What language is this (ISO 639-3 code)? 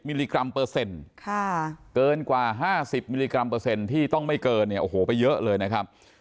tha